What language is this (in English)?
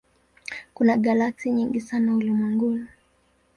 Swahili